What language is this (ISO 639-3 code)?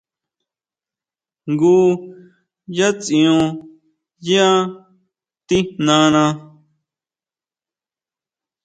mau